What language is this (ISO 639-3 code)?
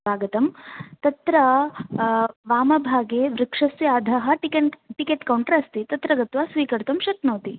san